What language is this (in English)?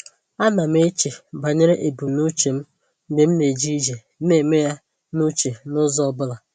Igbo